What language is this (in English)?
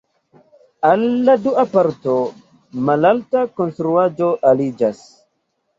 Esperanto